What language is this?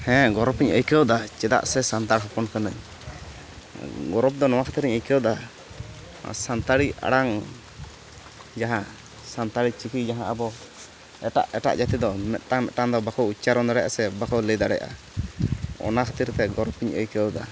Santali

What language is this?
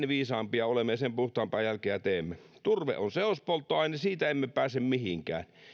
Finnish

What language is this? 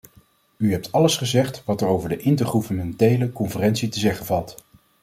Dutch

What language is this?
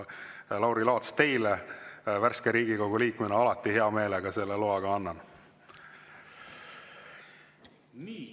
Estonian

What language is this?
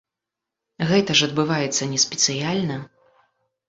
Belarusian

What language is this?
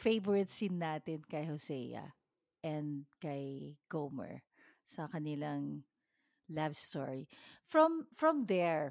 Filipino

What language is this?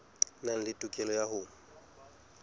Southern Sotho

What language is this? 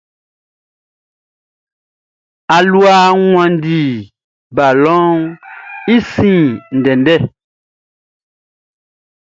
Baoulé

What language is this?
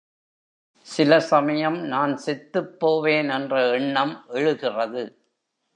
Tamil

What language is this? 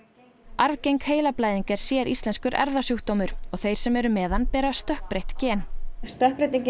Icelandic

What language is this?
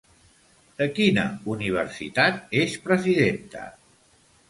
Catalan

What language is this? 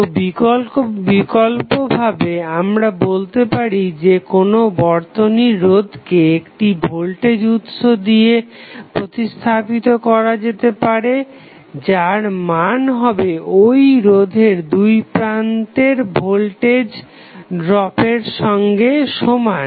Bangla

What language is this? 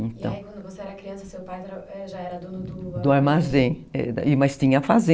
Portuguese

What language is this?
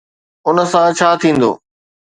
Sindhi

